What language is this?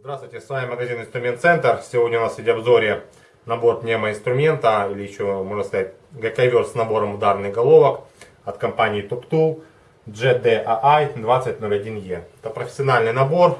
Russian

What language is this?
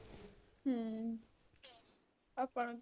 Punjabi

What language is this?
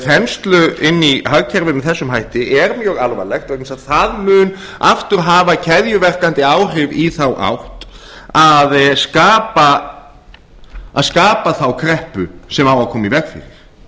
Icelandic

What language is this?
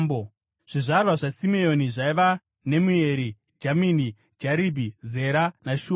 Shona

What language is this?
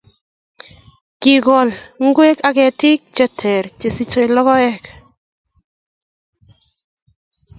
Kalenjin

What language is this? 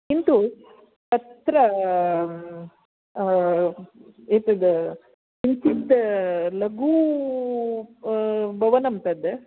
Sanskrit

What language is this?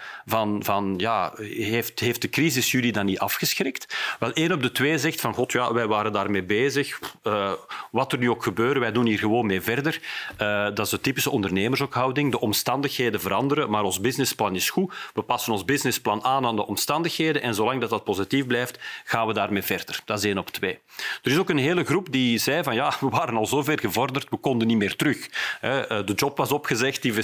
Dutch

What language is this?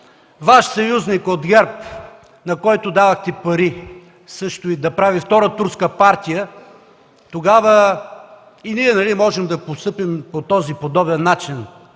Bulgarian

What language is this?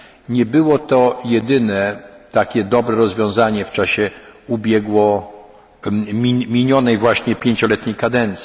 Polish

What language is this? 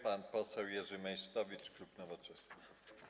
Polish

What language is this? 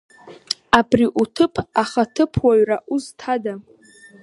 Abkhazian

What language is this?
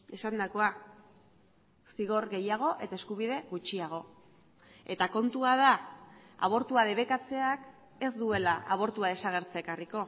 Basque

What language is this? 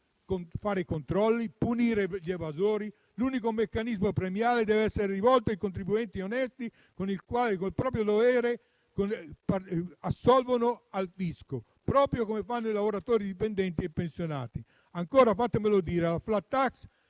Italian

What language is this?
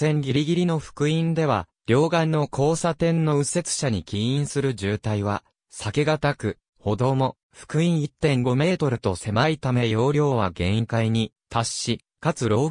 Japanese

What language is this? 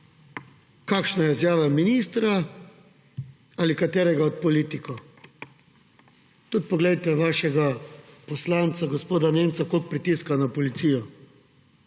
Slovenian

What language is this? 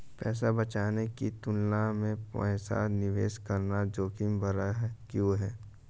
Hindi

